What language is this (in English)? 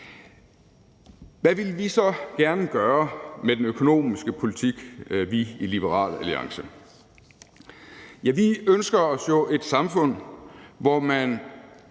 Danish